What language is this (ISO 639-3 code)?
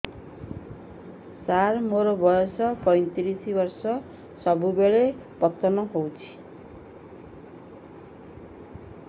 ori